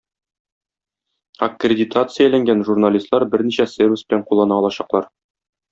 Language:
Tatar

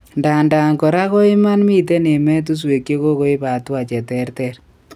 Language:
Kalenjin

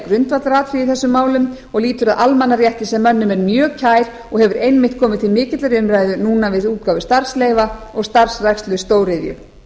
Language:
Icelandic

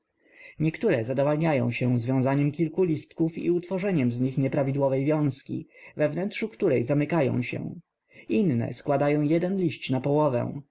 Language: Polish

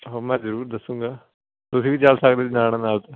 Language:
Punjabi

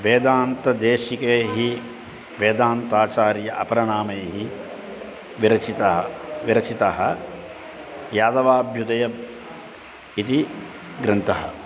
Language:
Sanskrit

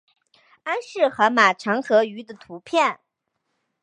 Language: Chinese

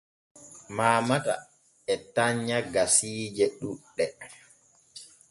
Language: Borgu Fulfulde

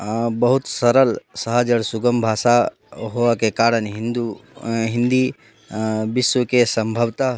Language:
Maithili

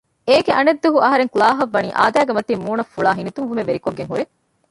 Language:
Divehi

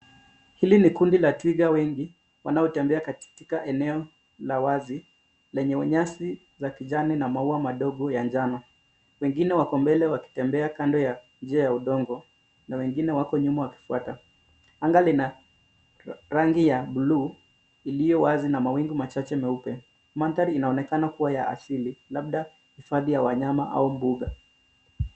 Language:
Swahili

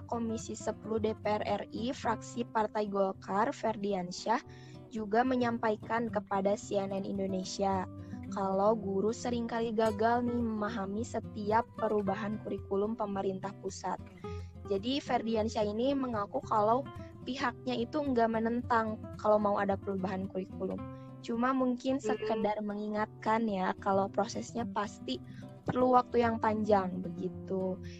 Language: Indonesian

